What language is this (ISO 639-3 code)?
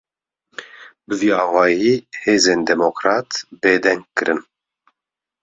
kur